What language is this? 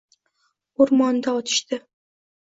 Uzbek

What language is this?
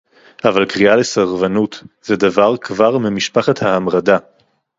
Hebrew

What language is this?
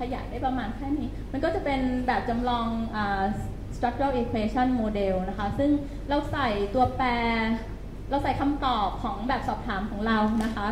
Thai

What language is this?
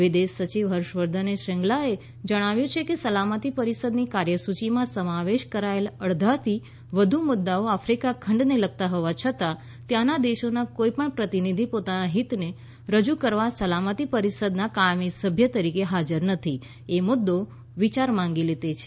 Gujarati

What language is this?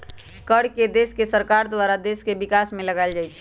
Magahi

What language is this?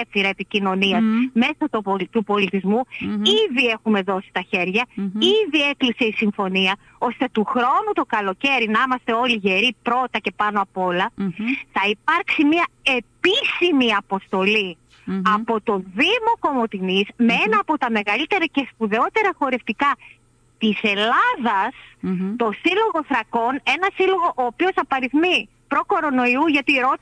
Greek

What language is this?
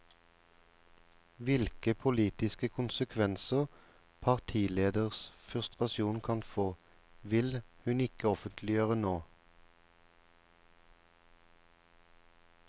Norwegian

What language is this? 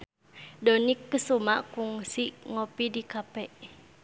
Sundanese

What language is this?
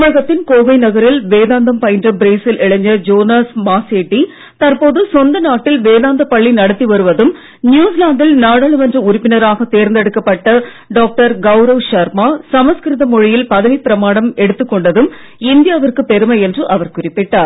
Tamil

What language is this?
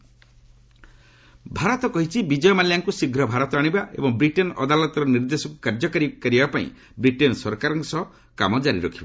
Odia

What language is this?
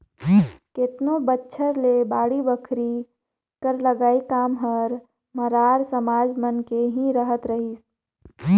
Chhattisgarhi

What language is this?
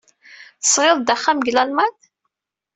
Kabyle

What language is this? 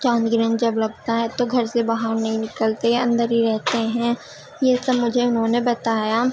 Urdu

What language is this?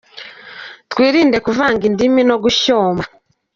Kinyarwanda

